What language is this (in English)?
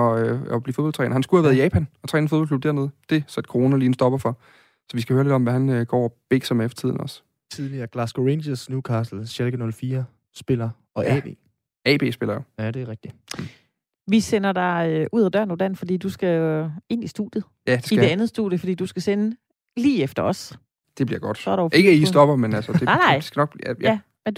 Danish